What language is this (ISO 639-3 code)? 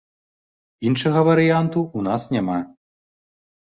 bel